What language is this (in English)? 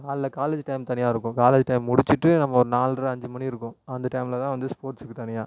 Tamil